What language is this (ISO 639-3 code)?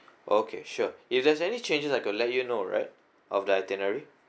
eng